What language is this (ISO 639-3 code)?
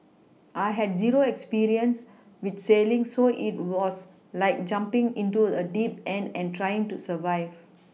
eng